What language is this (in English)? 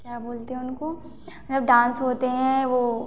Hindi